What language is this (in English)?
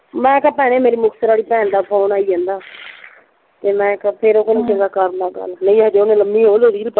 Punjabi